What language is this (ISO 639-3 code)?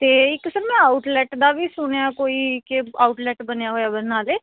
pan